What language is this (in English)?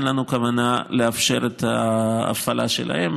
Hebrew